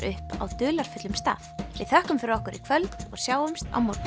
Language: Icelandic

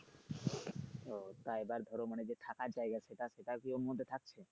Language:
Bangla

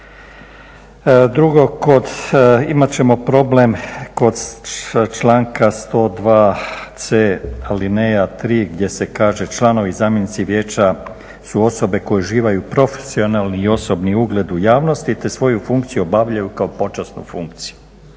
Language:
Croatian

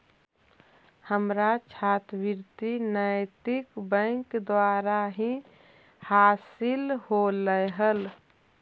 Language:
Magahi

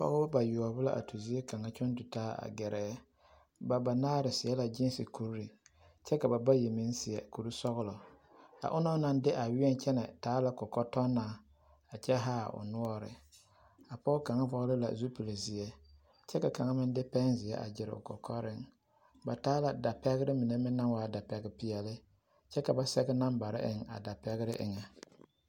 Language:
Southern Dagaare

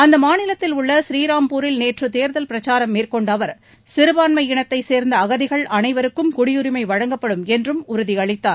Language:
Tamil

